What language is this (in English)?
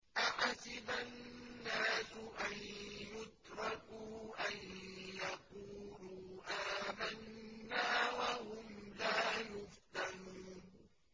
Arabic